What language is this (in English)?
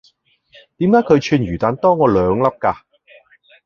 Cantonese